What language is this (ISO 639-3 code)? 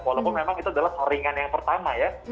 ind